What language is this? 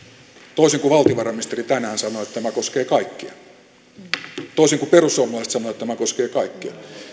Finnish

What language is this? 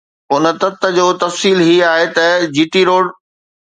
Sindhi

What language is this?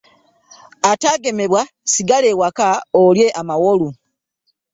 Ganda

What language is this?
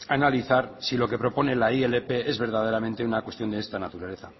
Spanish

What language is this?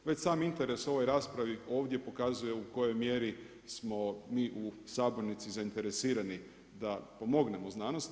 Croatian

